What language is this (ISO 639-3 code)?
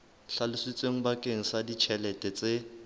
sot